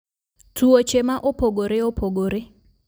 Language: Luo (Kenya and Tanzania)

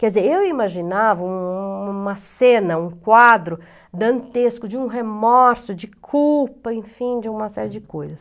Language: Portuguese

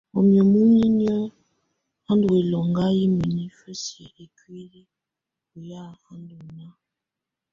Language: Tunen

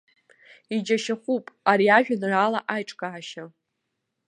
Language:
Abkhazian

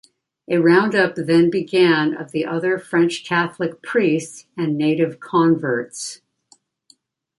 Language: English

